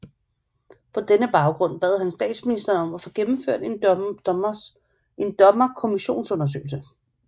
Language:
Danish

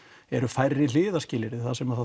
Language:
Icelandic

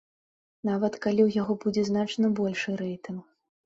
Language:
Belarusian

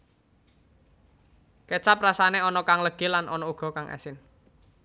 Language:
Javanese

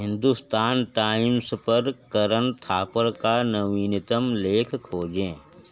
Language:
Hindi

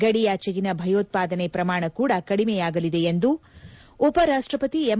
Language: Kannada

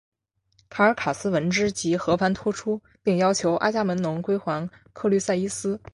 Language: Chinese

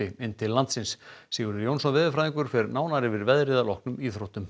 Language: Icelandic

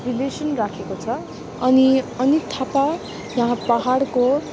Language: Nepali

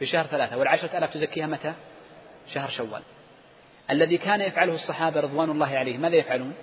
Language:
Arabic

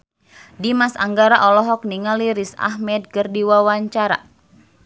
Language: Sundanese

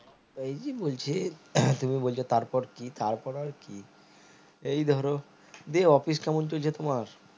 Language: Bangla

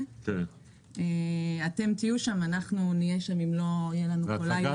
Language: Hebrew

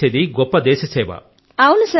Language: Telugu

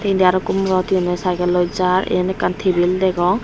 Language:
Chakma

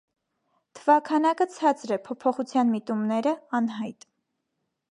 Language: Armenian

